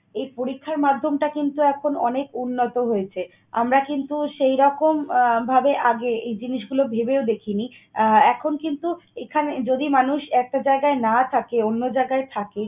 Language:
Bangla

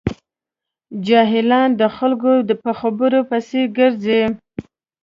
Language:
Pashto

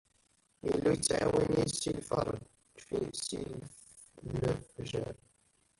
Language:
Kabyle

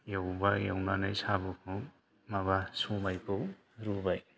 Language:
Bodo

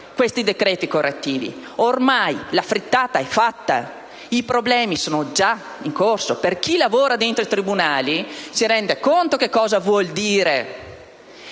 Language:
Italian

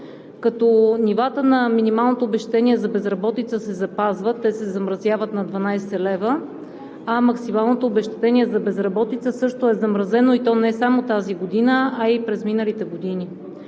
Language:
Bulgarian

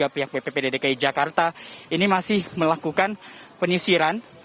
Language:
Indonesian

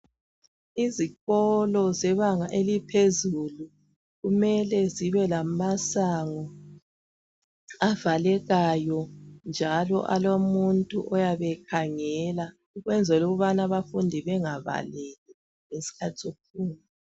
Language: North Ndebele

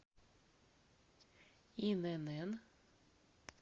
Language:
Russian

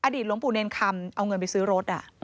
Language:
Thai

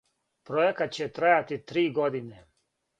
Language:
Serbian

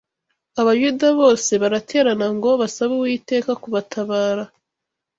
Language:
Kinyarwanda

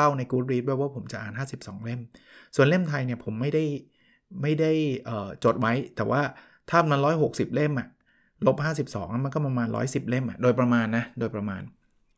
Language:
Thai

